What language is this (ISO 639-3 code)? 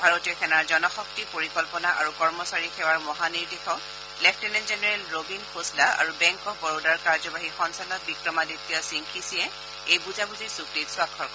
asm